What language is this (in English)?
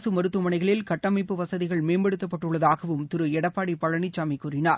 Tamil